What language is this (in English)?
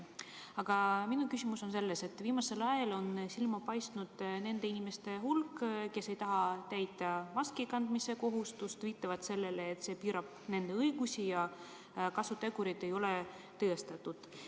Estonian